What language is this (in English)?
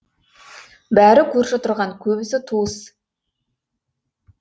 Kazakh